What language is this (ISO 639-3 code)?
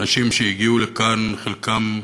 heb